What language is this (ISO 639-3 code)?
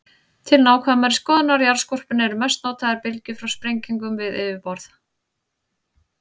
isl